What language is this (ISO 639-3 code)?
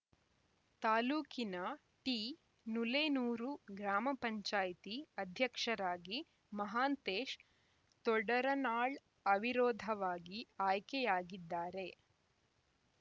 kan